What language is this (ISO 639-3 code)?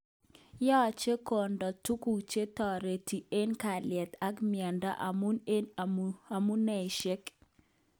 kln